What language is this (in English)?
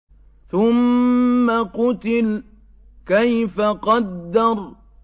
Arabic